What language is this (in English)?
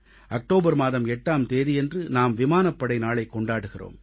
Tamil